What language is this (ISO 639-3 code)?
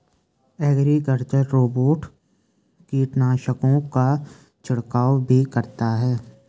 hin